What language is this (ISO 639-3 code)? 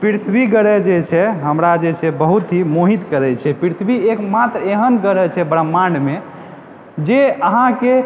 mai